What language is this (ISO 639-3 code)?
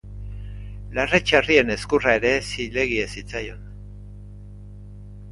eus